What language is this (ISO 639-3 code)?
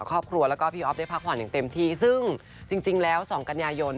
tha